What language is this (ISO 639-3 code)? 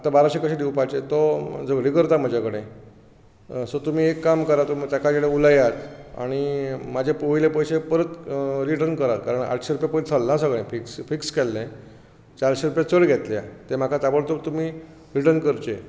kok